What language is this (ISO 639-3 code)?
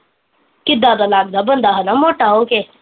pan